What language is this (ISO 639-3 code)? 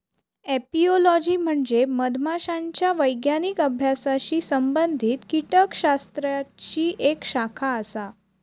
mar